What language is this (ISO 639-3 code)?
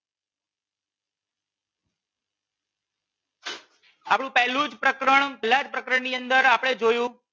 guj